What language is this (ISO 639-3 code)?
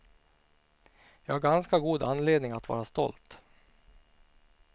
swe